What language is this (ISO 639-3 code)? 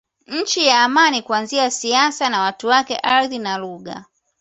swa